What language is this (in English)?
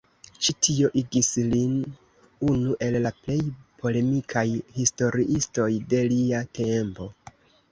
Esperanto